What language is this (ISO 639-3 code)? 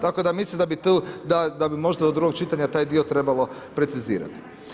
hrv